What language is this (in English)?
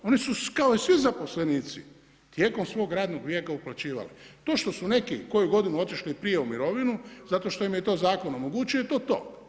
Croatian